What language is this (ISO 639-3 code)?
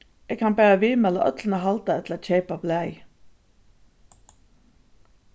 fao